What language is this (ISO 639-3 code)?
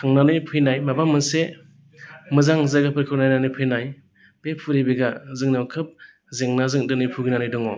brx